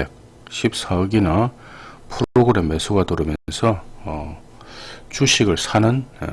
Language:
Korean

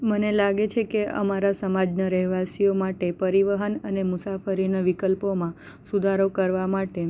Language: Gujarati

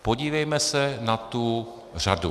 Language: Czech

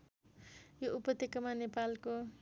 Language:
Nepali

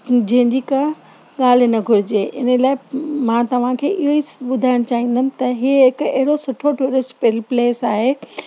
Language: Sindhi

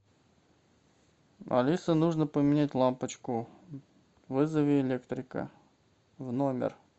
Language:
Russian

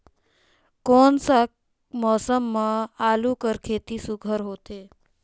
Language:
Chhattisgarhi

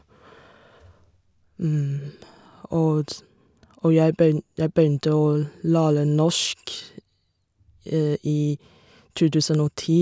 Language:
Norwegian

